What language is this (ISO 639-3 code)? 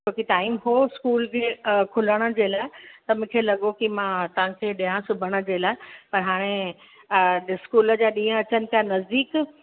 snd